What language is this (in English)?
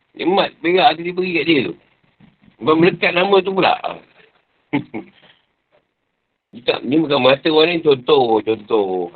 Malay